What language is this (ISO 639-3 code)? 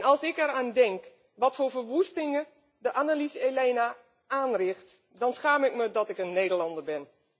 nld